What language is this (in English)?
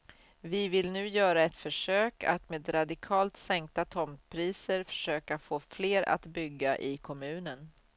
Swedish